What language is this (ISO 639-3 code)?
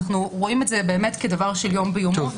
heb